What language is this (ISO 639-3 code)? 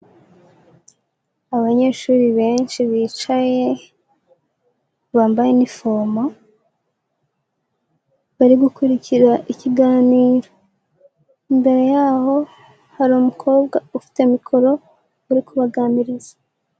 kin